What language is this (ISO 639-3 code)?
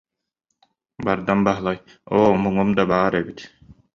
sah